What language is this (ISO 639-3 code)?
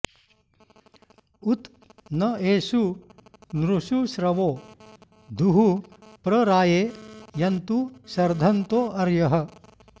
san